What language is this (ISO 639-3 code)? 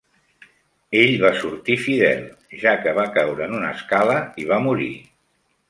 cat